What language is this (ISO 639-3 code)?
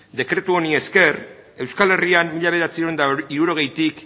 eus